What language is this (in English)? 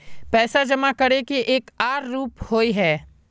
Magahi